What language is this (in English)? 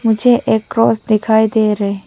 Hindi